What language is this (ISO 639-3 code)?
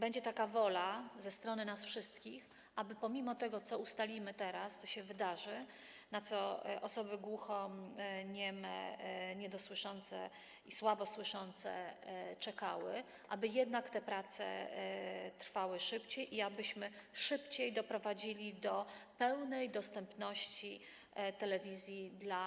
pol